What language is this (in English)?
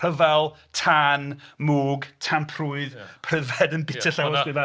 Welsh